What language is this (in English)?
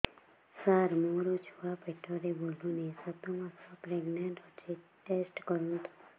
Odia